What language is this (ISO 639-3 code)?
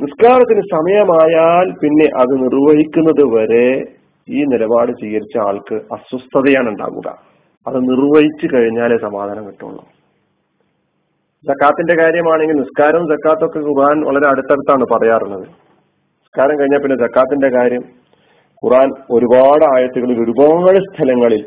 mal